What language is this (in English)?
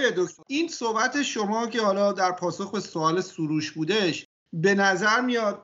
Persian